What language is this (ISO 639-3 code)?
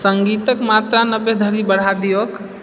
mai